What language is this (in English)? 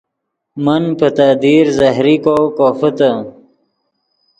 Yidgha